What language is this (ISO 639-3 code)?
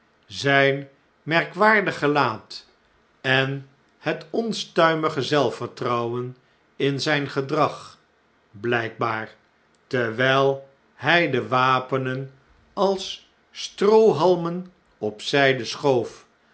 nld